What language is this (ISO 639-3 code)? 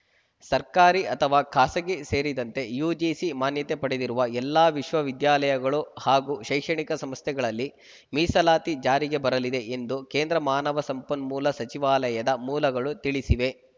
kan